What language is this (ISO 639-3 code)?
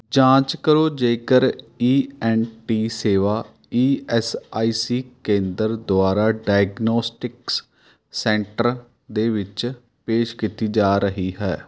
pan